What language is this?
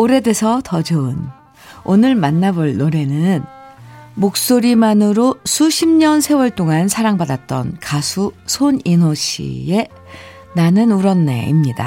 Korean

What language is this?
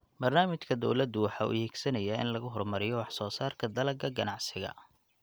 Somali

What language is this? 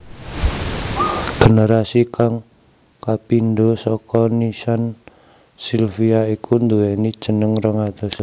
Javanese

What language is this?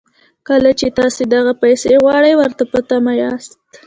Pashto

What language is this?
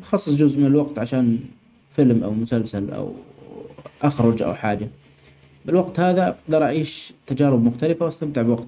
Omani Arabic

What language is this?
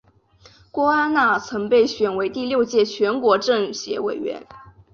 Chinese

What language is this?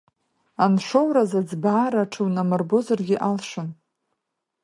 Abkhazian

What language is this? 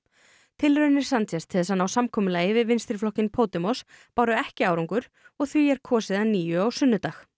Icelandic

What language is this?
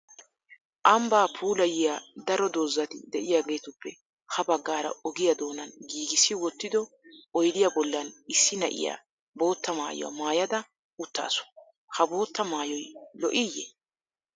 Wolaytta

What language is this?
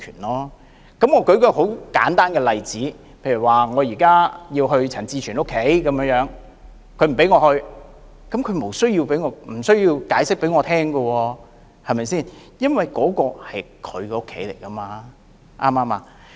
Cantonese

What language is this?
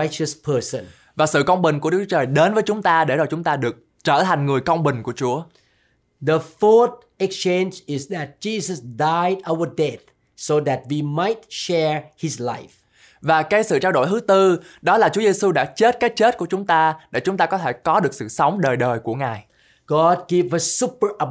Vietnamese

